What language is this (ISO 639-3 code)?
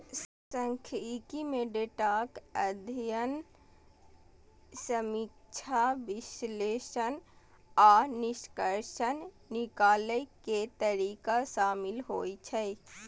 mai